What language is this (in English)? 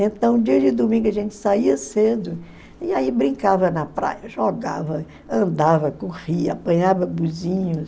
Portuguese